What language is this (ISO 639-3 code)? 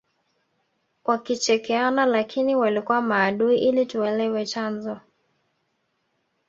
swa